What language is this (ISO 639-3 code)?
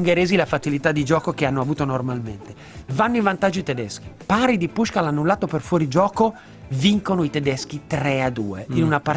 ita